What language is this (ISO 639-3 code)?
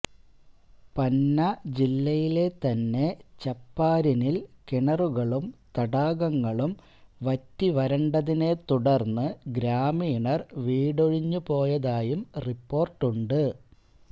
mal